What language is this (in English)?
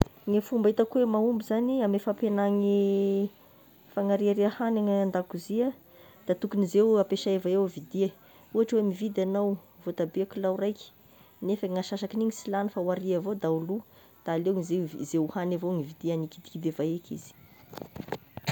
Tesaka Malagasy